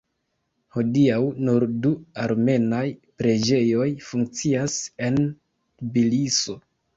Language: Esperanto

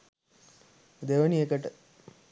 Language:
Sinhala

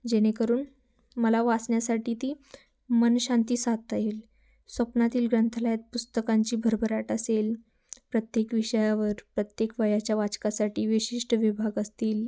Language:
Marathi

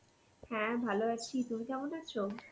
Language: Bangla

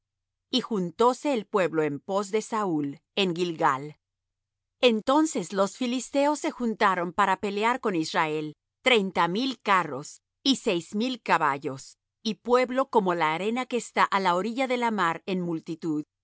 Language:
Spanish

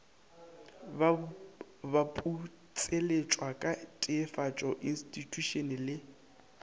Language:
Northern Sotho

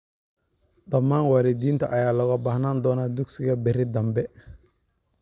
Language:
Somali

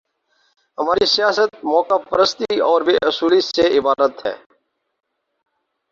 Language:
Urdu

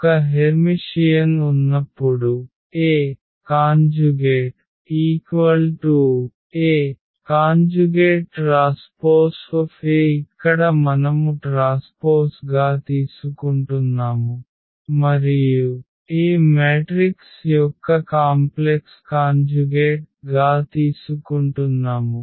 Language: Telugu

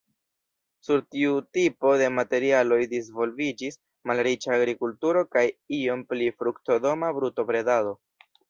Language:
Esperanto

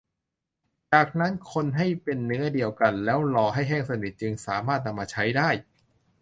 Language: Thai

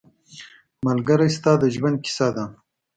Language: Pashto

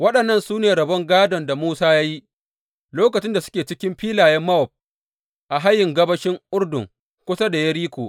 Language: Hausa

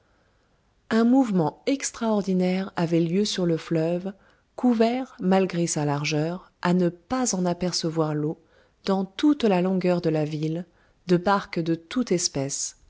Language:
French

